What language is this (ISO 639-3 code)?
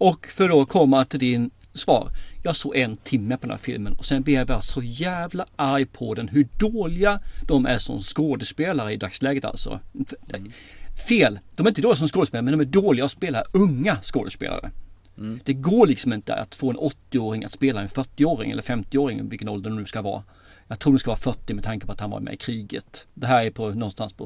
swe